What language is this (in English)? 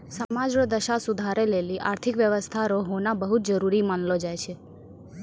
Maithili